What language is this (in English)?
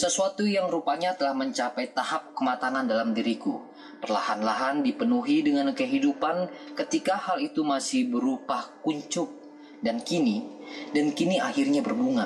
Indonesian